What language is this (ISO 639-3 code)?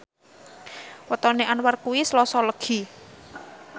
jav